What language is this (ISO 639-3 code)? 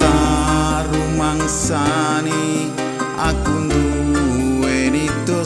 ind